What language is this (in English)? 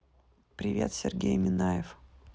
Russian